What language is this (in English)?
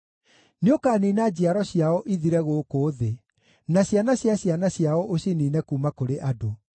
Kikuyu